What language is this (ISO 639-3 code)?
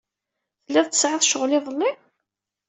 kab